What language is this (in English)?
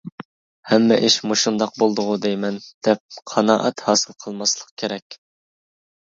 Uyghur